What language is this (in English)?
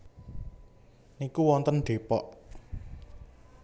Javanese